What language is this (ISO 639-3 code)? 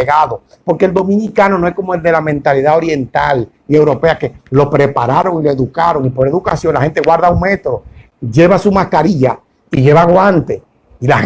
spa